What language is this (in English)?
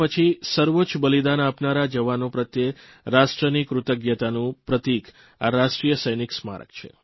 Gujarati